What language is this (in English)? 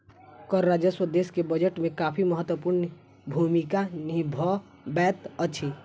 Maithili